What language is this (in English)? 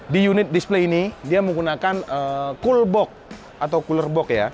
Indonesian